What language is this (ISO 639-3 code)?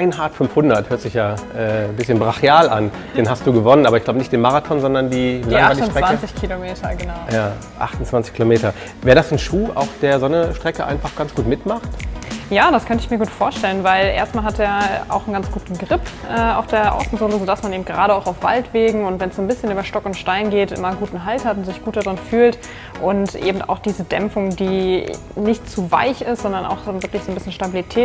deu